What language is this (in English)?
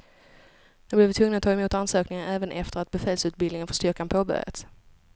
Swedish